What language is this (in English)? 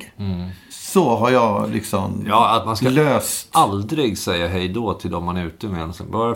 Swedish